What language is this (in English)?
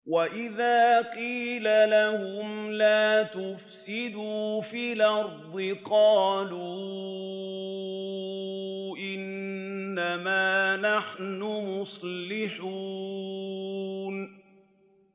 Arabic